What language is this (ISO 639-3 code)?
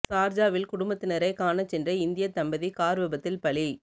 tam